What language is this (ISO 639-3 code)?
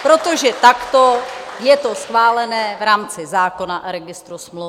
ces